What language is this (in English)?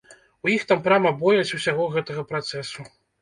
Belarusian